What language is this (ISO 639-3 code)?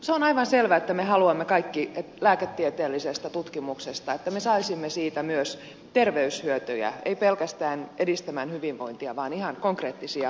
fin